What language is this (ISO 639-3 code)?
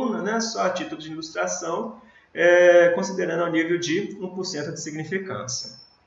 por